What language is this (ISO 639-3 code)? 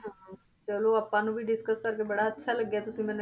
pan